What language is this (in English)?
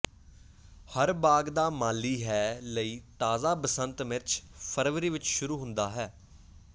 Punjabi